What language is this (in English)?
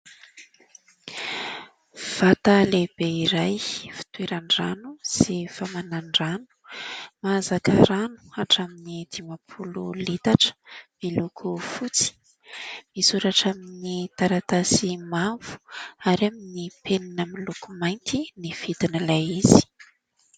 Malagasy